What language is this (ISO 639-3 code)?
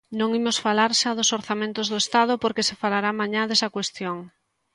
glg